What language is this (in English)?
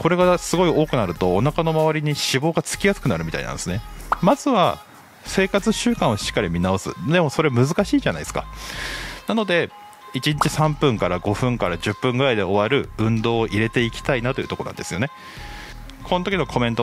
Japanese